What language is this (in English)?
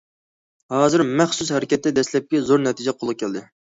Uyghur